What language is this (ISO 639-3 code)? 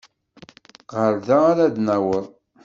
kab